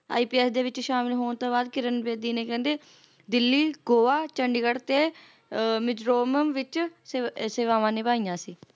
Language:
Punjabi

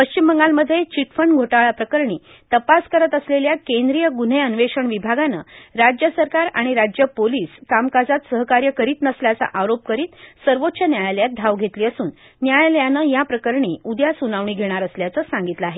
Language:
Marathi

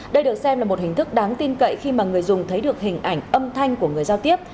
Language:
Vietnamese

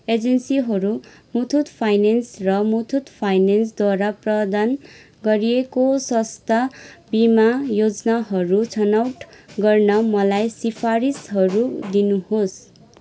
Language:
Nepali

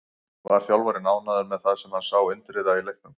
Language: Icelandic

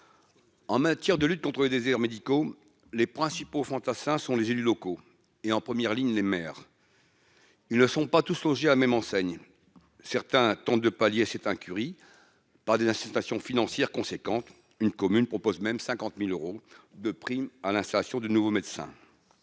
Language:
French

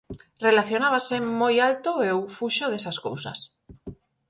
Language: Galician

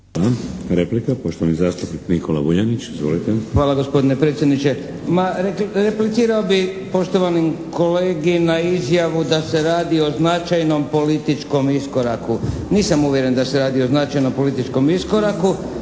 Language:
Croatian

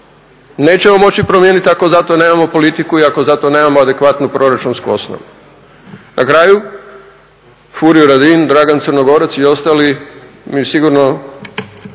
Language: Croatian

